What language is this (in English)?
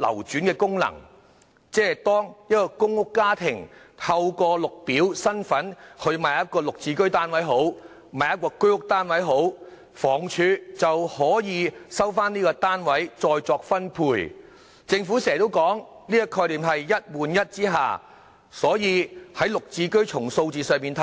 Cantonese